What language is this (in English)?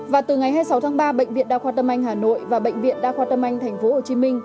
Vietnamese